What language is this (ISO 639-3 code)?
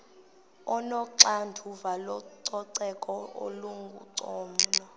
xho